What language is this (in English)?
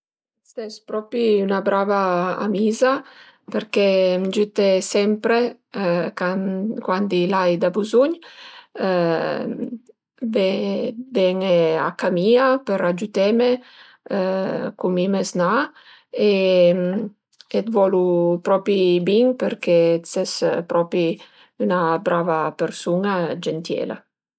Piedmontese